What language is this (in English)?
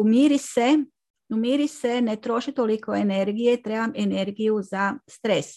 Croatian